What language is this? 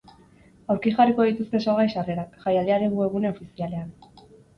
Basque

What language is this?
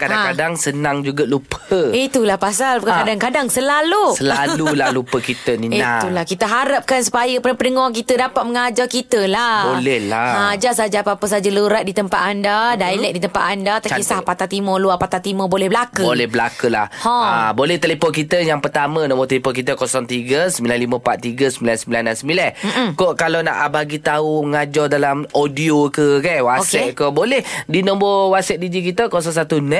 Malay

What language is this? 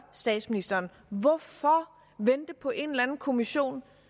Danish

